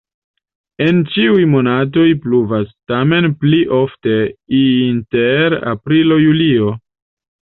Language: Esperanto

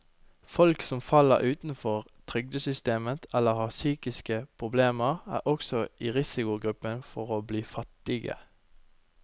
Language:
Norwegian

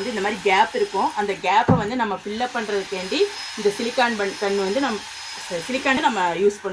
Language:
Tamil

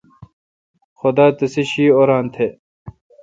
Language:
Kalkoti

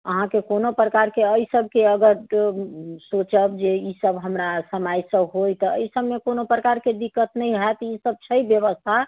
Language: Maithili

